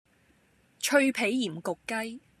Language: Cantonese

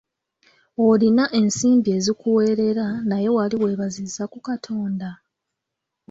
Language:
Ganda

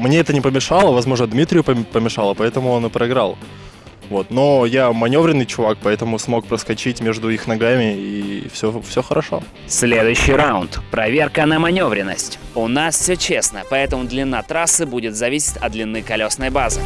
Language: Russian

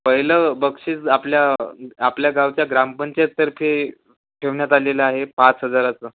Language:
Marathi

